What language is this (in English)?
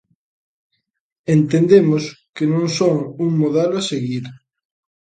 Galician